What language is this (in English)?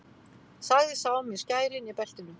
Icelandic